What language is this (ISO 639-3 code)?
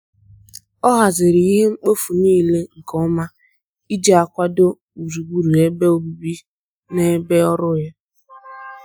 ibo